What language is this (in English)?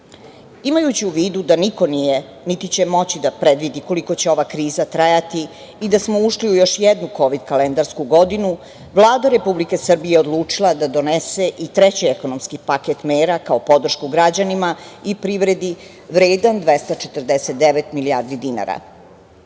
Serbian